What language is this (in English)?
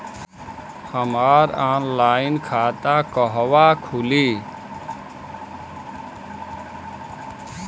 Bhojpuri